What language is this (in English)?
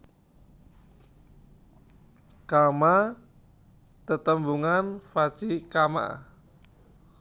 Javanese